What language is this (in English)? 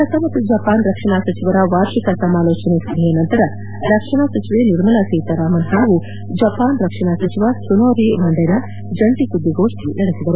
Kannada